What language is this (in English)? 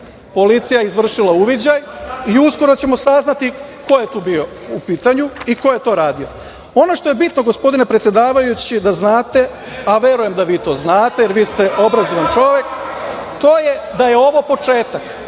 Serbian